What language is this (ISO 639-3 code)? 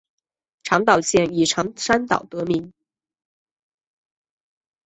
zho